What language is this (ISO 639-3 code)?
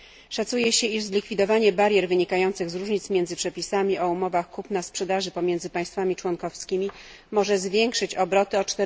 pol